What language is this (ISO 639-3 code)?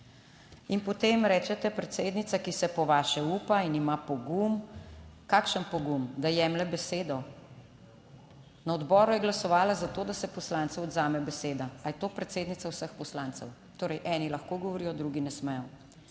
slv